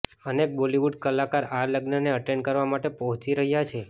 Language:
Gujarati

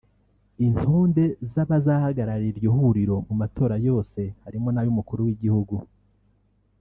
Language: Kinyarwanda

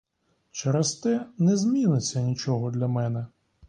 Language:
Ukrainian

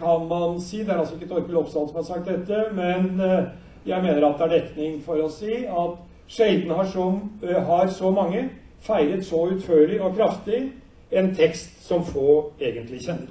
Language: Norwegian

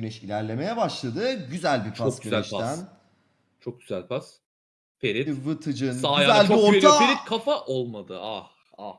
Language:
Turkish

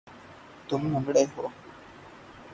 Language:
Urdu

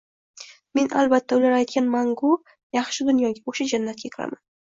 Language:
Uzbek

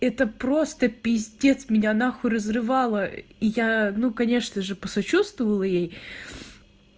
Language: Russian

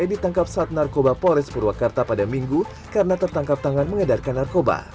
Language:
Indonesian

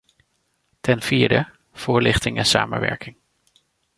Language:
Dutch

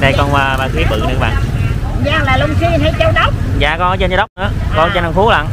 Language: Vietnamese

